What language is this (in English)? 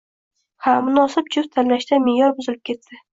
Uzbek